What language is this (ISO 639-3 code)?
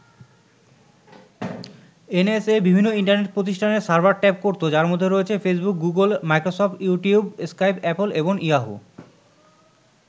ben